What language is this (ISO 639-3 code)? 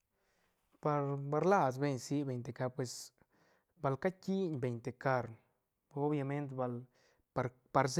ztn